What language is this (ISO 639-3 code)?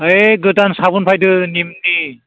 brx